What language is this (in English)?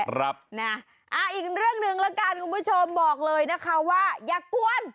Thai